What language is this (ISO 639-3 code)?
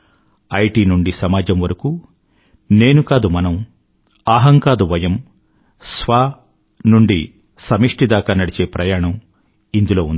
tel